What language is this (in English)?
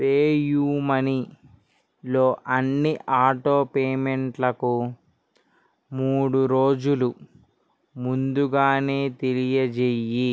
Telugu